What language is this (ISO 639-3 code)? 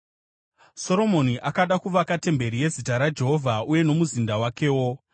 sna